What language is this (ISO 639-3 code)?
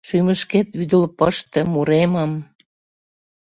chm